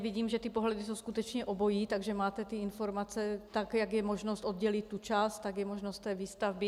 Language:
Czech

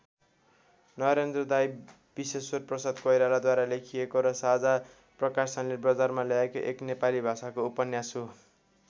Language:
Nepali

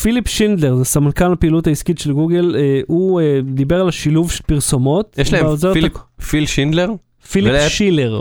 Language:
Hebrew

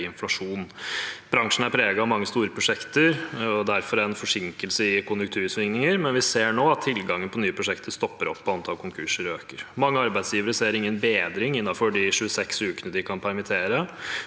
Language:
Norwegian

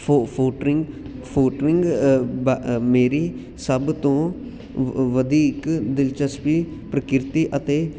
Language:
Punjabi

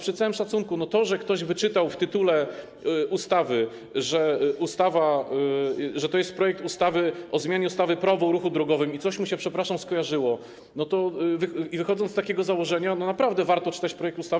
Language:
Polish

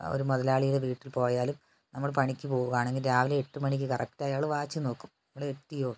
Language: Malayalam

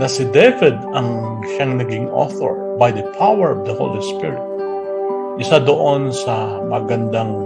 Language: Filipino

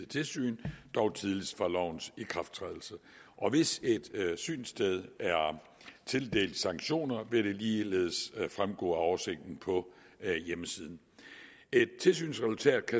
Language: Danish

